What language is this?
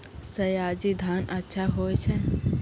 Maithili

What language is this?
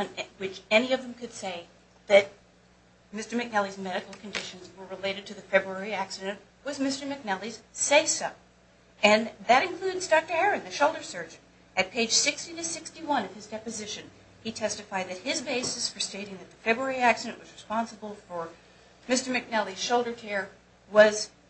English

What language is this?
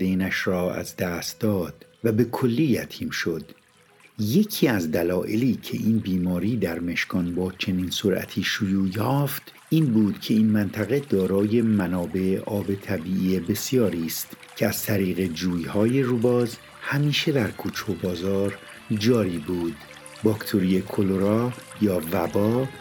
Persian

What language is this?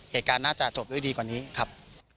Thai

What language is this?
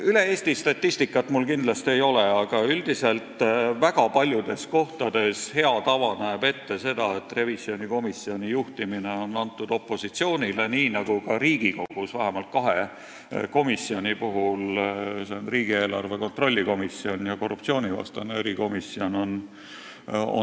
Estonian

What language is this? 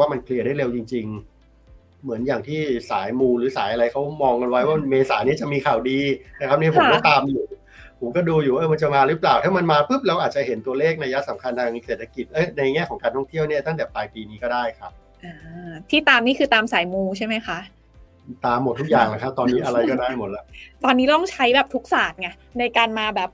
Thai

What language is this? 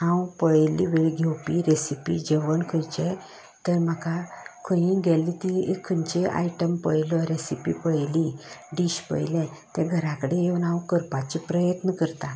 Konkani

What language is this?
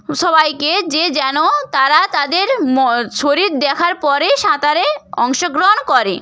Bangla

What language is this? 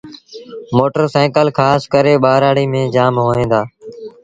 Sindhi Bhil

